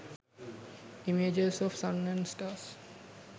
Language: Sinhala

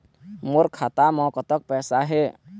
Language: Chhattisgarhi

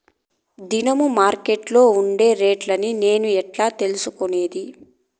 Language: Telugu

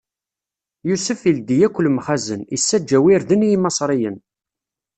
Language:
Kabyle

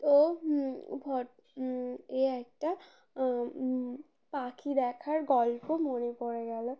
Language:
Bangla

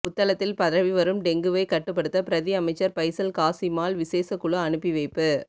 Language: Tamil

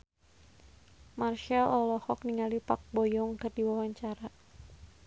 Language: Sundanese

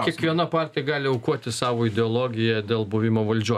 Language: Lithuanian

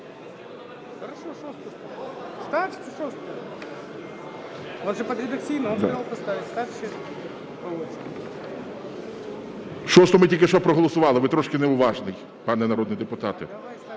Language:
Ukrainian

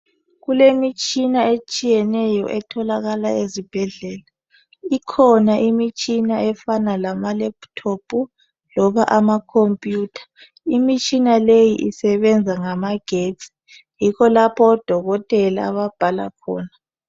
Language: North Ndebele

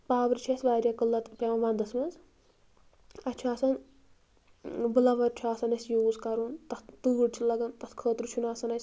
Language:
Kashmiri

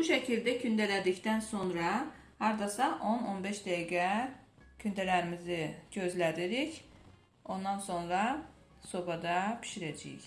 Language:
Turkish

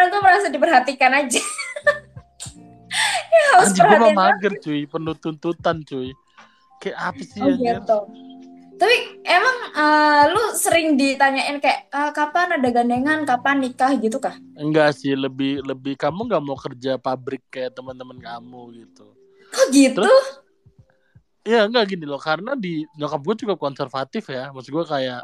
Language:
Indonesian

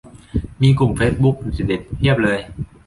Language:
Thai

